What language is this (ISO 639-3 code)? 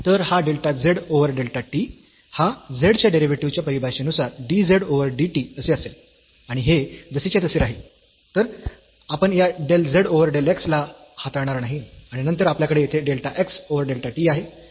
mar